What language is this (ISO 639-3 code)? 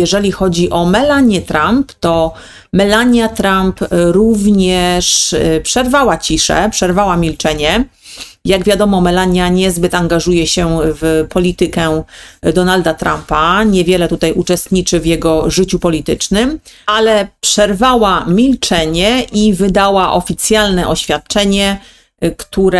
pol